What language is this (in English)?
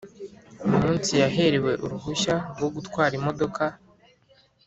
Kinyarwanda